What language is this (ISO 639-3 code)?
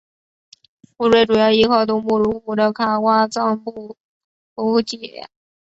zho